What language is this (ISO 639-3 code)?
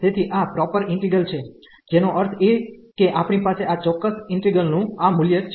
guj